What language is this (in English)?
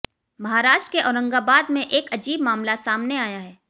Hindi